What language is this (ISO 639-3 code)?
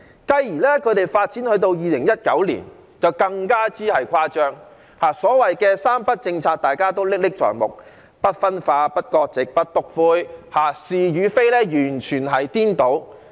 yue